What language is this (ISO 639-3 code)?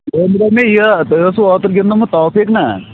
kas